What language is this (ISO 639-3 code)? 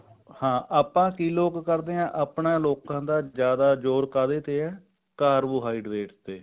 pan